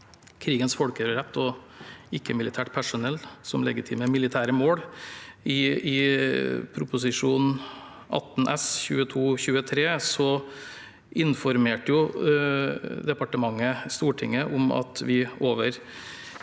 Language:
Norwegian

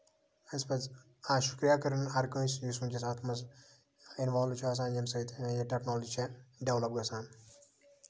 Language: Kashmiri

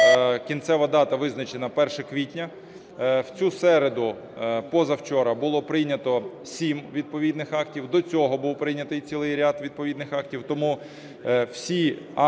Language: Ukrainian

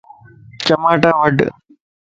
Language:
Lasi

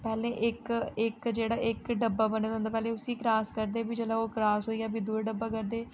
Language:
Dogri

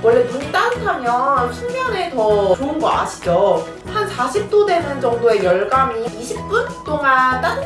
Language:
Korean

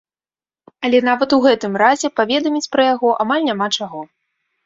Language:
Belarusian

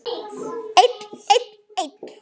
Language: Icelandic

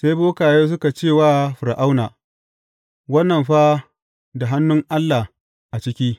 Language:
Hausa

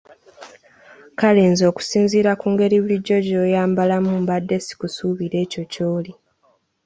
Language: Ganda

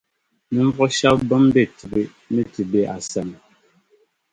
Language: Dagbani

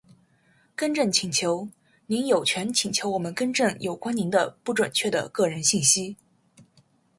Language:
Chinese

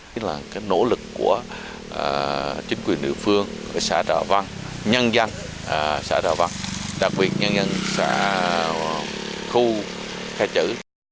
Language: Vietnamese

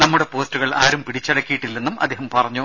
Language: Malayalam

